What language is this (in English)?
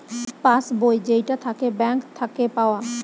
Bangla